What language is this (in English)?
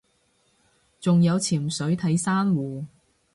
Cantonese